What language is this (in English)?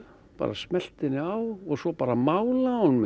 Icelandic